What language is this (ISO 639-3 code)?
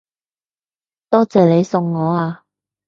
yue